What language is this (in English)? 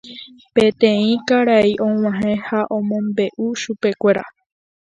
Guarani